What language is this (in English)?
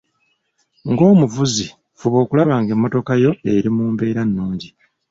Ganda